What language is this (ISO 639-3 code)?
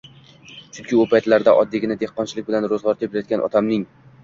uzb